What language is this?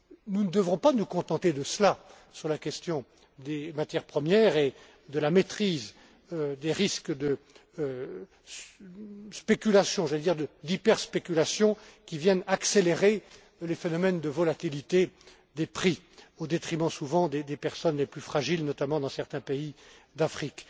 French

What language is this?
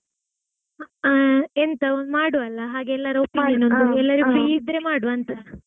Kannada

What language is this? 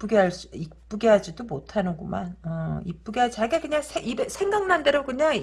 Korean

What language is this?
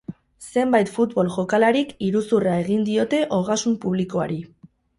Basque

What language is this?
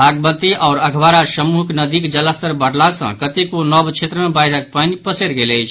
Maithili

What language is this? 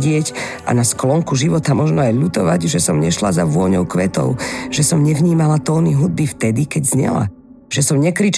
Slovak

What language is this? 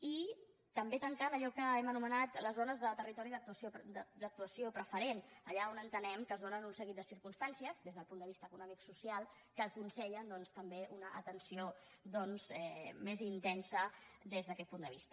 Catalan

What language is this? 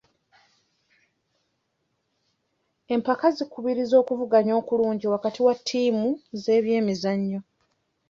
Ganda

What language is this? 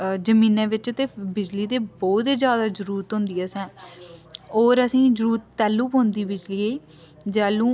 Dogri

